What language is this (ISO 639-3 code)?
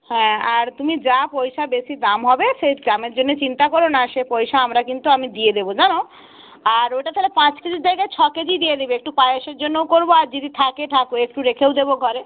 ben